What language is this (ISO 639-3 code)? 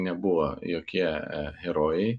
lit